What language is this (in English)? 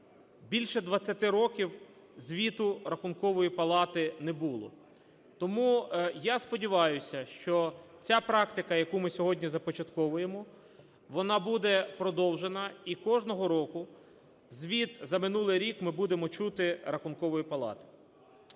Ukrainian